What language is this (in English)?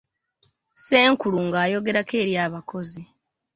Ganda